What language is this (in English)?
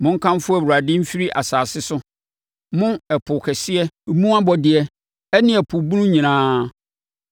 Akan